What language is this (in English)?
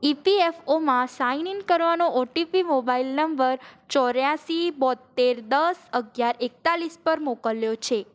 Gujarati